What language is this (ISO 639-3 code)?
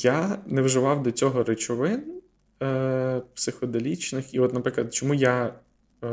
ukr